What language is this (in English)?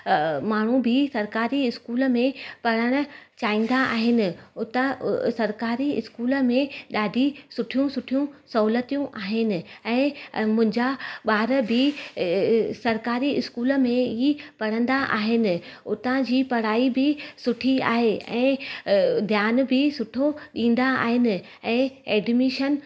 Sindhi